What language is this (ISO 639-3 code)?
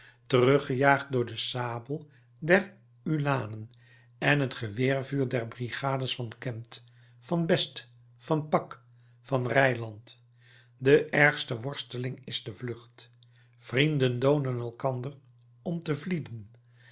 nld